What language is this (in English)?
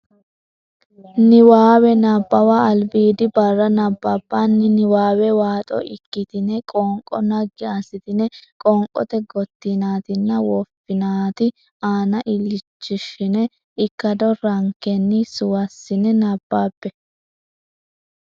Sidamo